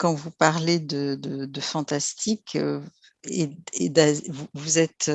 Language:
French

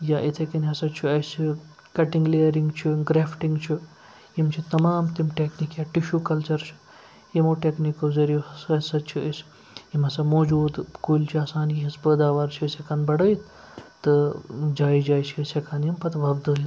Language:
Kashmiri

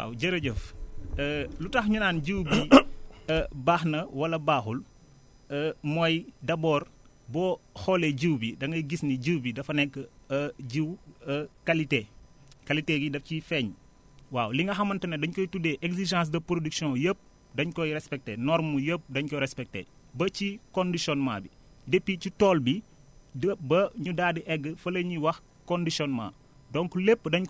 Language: Wolof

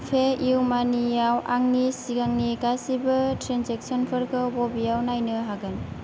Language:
Bodo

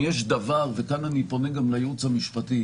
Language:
Hebrew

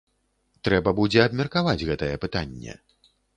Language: Belarusian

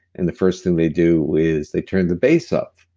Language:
English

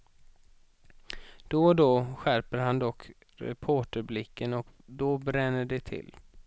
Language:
Swedish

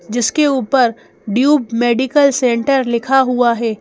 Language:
Hindi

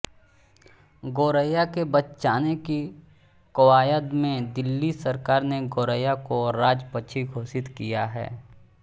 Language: Hindi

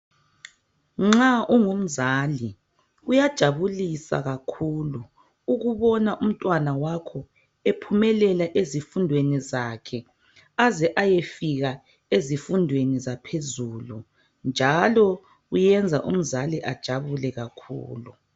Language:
North Ndebele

